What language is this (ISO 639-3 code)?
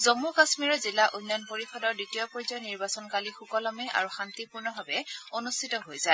asm